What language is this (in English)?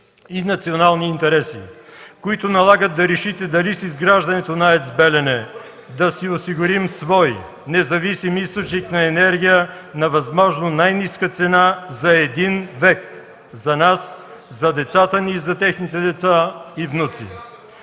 Bulgarian